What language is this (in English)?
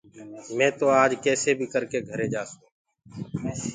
Gurgula